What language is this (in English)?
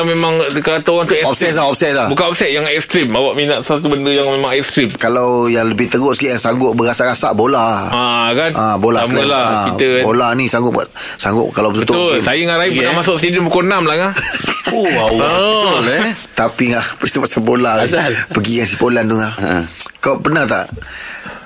Malay